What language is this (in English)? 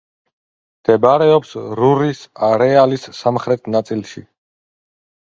Georgian